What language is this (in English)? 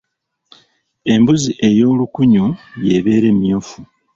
Ganda